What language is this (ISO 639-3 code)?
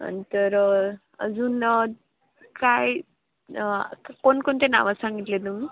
mar